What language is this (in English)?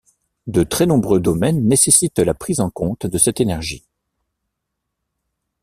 French